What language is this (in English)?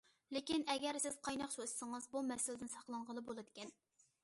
Uyghur